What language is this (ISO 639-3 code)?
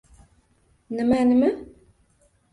uzb